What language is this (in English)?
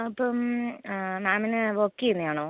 Malayalam